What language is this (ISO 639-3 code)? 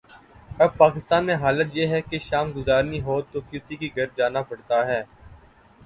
urd